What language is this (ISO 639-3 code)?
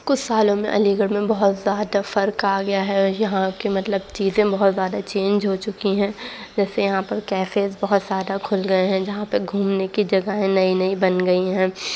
urd